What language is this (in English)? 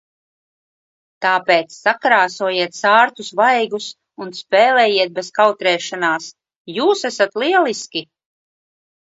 Latvian